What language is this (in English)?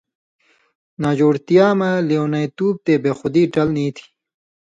Indus Kohistani